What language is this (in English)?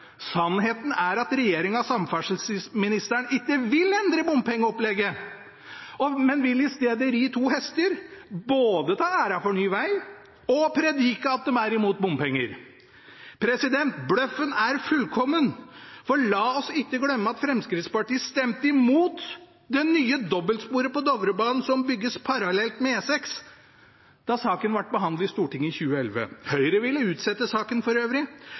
Norwegian Bokmål